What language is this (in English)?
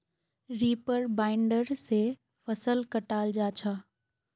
Magahi